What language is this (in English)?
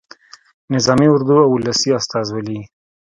Pashto